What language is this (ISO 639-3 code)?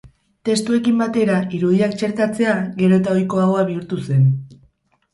eus